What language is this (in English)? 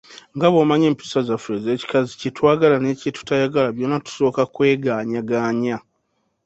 Ganda